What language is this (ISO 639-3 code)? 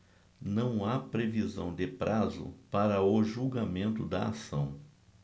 por